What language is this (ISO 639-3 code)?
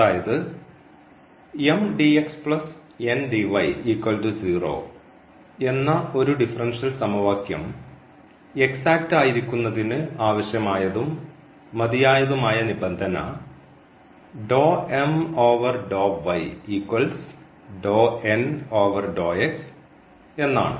mal